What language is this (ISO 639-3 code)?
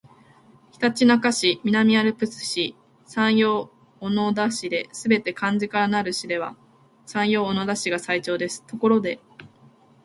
jpn